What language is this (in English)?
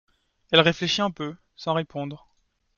French